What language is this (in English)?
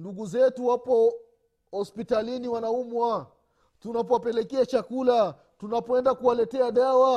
Swahili